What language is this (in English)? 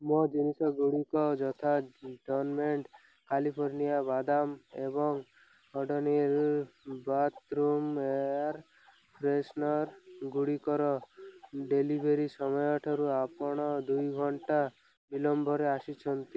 Odia